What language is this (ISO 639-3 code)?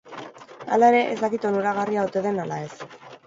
eus